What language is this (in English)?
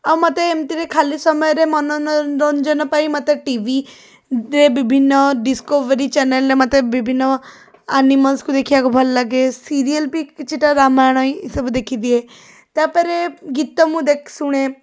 Odia